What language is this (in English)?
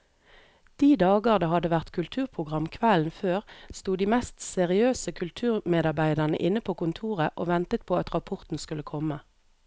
Norwegian